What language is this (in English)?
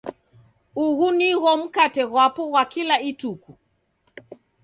Taita